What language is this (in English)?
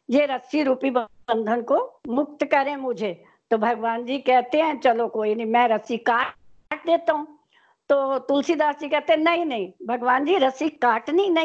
Hindi